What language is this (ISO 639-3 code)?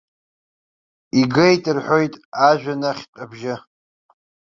abk